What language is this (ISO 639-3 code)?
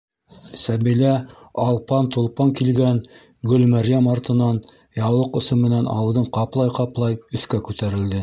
bak